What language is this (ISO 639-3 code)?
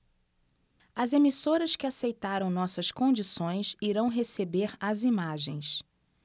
por